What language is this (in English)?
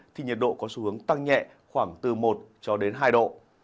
Vietnamese